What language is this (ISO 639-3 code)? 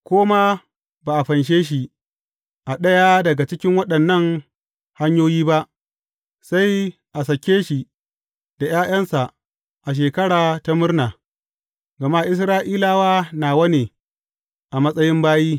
hau